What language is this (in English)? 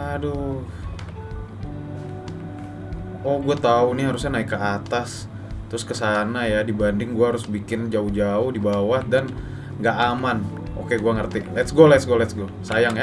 Indonesian